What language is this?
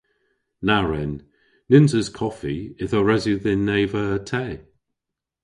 Cornish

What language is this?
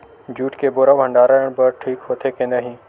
Chhattisgarhi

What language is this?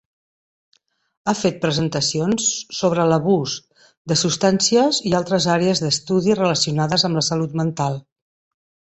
Catalan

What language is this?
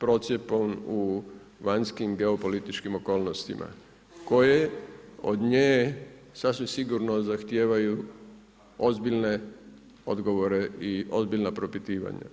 Croatian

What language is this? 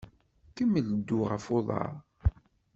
Kabyle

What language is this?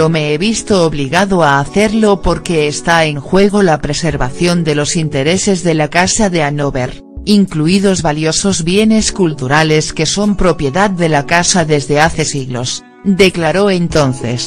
Spanish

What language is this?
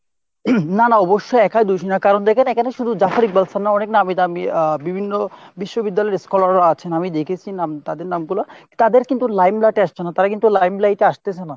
Bangla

